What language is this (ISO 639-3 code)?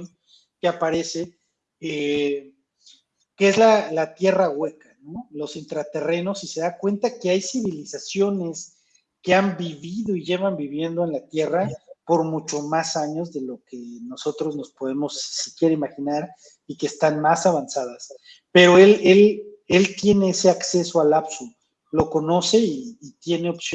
spa